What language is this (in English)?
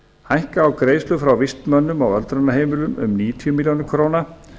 Icelandic